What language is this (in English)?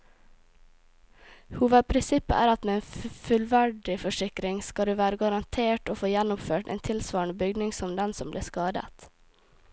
Norwegian